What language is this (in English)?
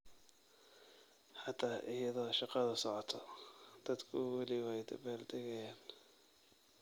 Somali